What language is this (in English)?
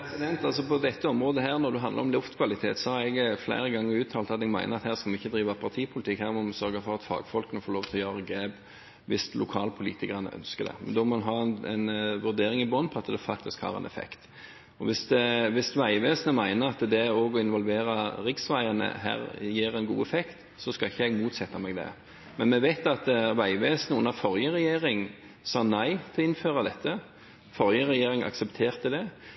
Norwegian Bokmål